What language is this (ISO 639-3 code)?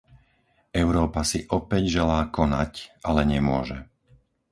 slk